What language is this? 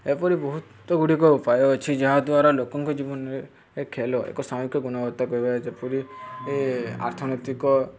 Odia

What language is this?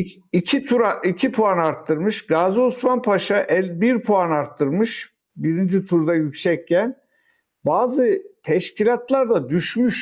Turkish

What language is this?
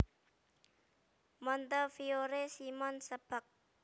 Javanese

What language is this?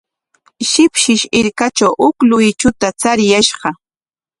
Corongo Ancash Quechua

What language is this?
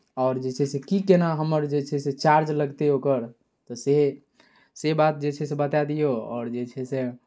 Maithili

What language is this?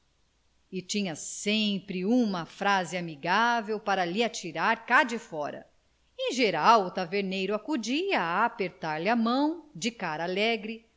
Portuguese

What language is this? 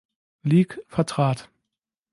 German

